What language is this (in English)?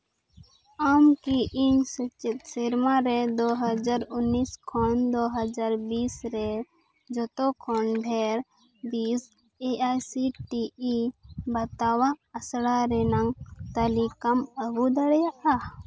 Santali